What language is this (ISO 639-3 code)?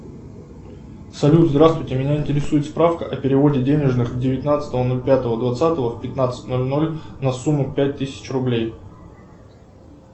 rus